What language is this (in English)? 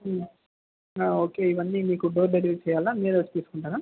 Telugu